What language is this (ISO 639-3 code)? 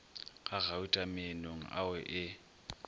nso